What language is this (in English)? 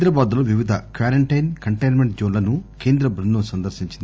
Telugu